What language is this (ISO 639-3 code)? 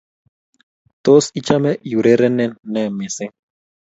kln